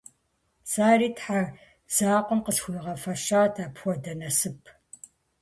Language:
Kabardian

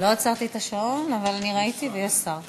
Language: Hebrew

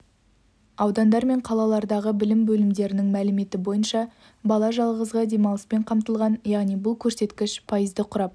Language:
Kazakh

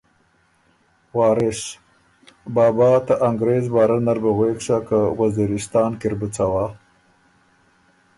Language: Ormuri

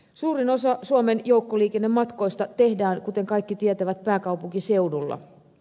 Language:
Finnish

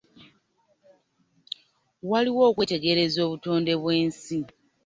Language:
Ganda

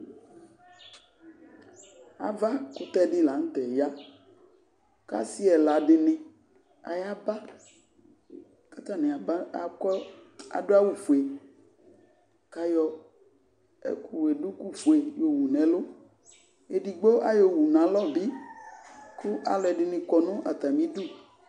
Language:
Ikposo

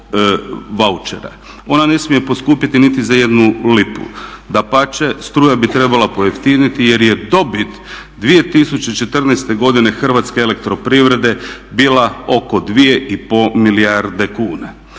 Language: Croatian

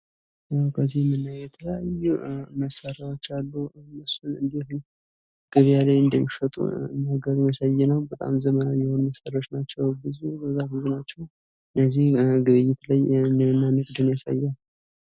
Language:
Amharic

